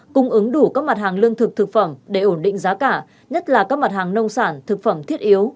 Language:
Vietnamese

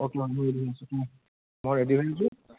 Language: Assamese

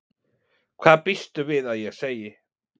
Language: Icelandic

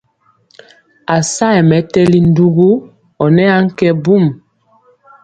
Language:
Mpiemo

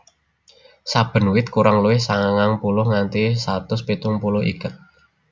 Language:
Javanese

